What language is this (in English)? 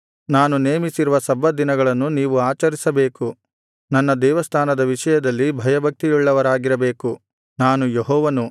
Kannada